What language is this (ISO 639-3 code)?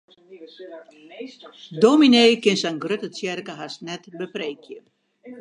fry